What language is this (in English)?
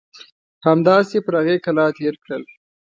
Pashto